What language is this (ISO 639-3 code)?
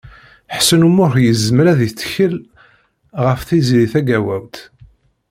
kab